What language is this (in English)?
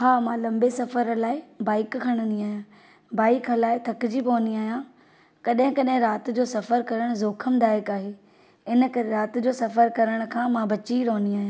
Sindhi